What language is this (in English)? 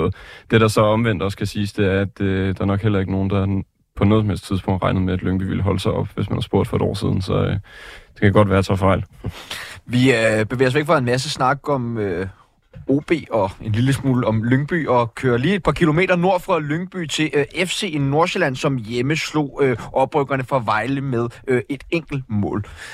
Danish